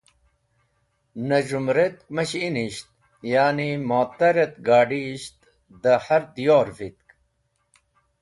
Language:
Wakhi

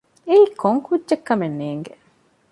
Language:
Divehi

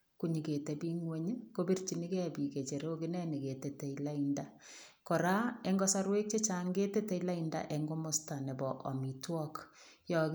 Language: Kalenjin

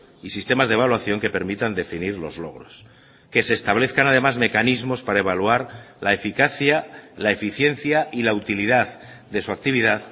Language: Spanish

